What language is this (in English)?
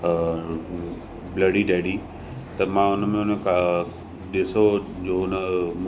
Sindhi